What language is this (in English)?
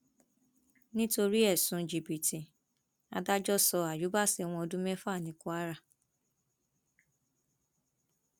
Yoruba